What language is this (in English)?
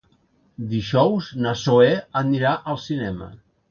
Catalan